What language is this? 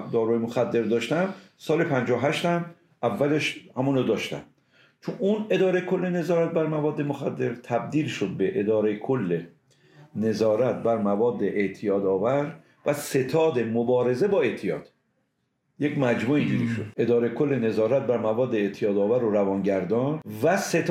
Persian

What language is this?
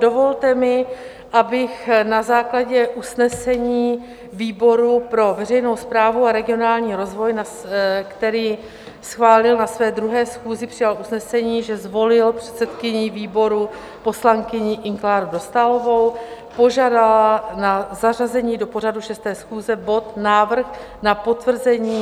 Czech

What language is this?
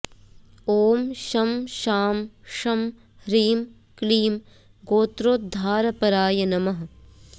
Sanskrit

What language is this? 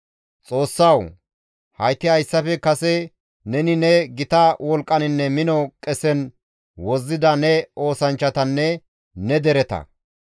Gamo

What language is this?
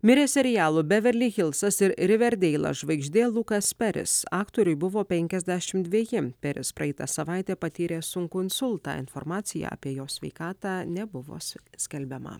Lithuanian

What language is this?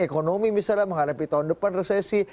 Indonesian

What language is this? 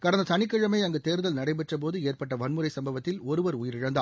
Tamil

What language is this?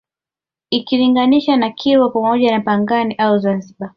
Swahili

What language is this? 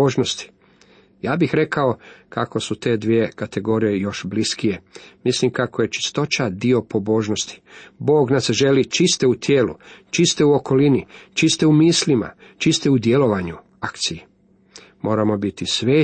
Croatian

